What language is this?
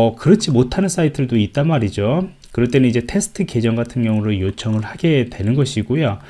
Korean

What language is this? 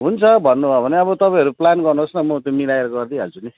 Nepali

